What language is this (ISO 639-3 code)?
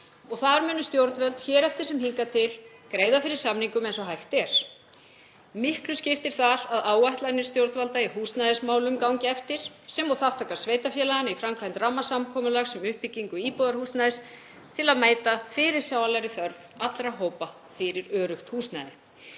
isl